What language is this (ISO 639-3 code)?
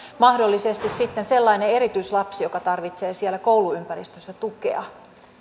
fin